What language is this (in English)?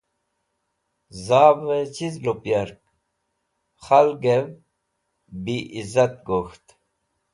Wakhi